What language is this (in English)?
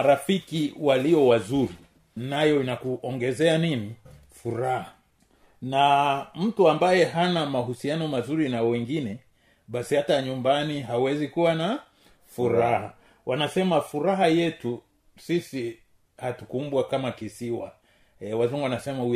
Swahili